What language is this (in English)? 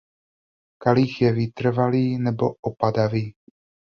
Czech